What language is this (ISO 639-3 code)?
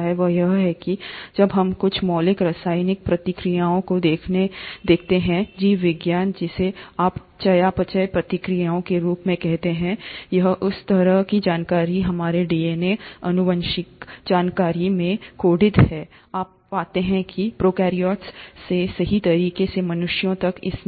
hin